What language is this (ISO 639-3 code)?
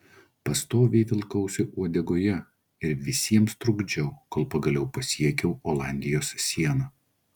lit